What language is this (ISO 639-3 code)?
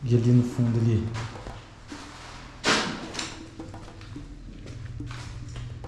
por